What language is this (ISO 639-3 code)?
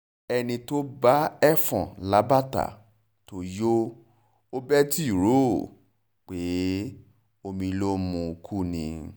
yor